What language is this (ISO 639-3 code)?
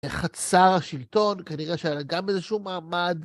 heb